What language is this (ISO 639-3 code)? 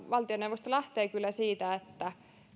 fin